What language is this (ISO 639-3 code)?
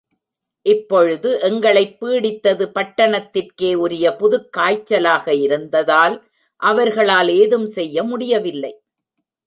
tam